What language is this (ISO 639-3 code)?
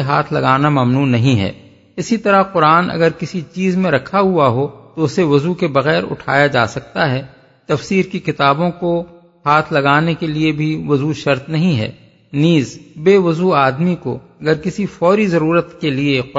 urd